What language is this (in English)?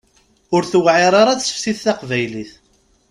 Kabyle